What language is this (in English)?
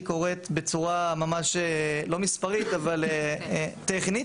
Hebrew